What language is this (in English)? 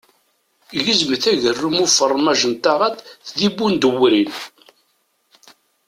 Kabyle